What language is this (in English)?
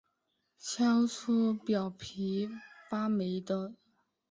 Chinese